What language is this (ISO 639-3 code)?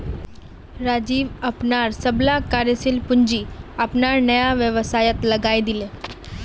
mag